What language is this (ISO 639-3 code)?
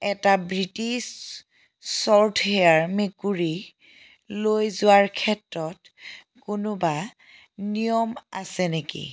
asm